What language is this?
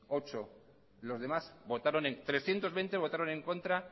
Spanish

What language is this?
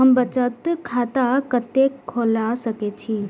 Maithili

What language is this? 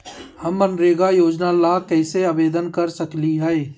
Magahi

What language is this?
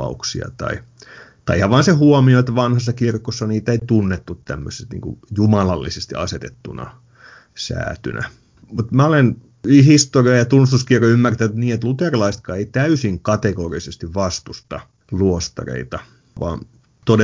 Finnish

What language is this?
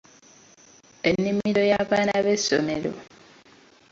Ganda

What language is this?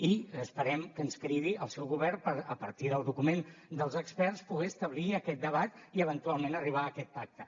Catalan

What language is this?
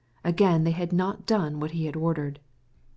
English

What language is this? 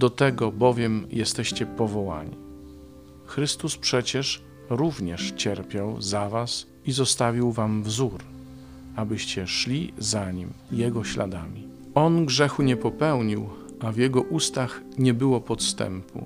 Polish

